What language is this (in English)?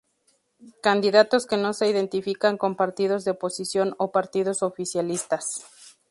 Spanish